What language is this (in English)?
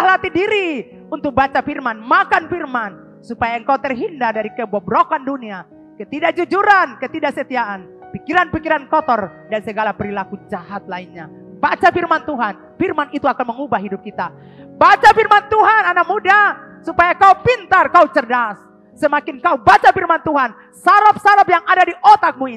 Indonesian